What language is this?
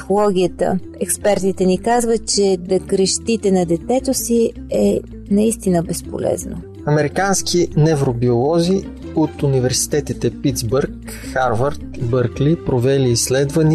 Bulgarian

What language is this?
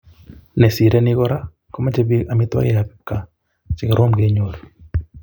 Kalenjin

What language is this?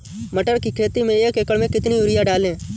Hindi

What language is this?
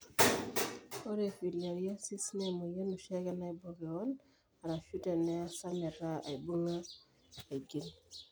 Masai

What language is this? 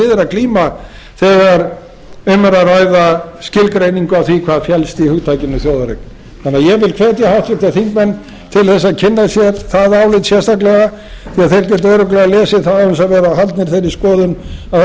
Icelandic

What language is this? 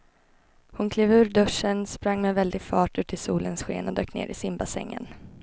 Swedish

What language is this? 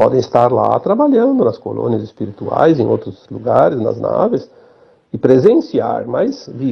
Portuguese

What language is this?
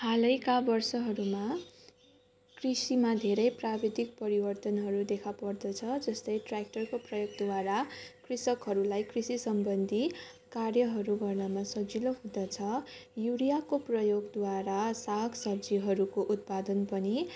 Nepali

